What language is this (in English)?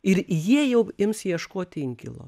Lithuanian